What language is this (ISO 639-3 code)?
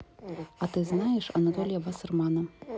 rus